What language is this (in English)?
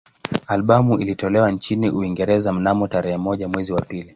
Swahili